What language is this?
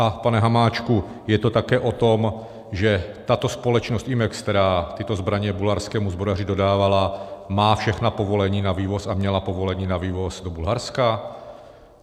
Czech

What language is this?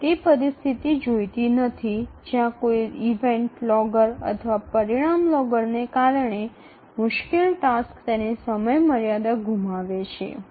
Gujarati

